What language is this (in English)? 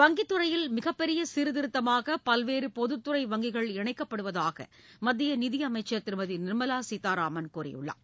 Tamil